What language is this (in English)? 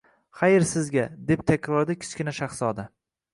Uzbek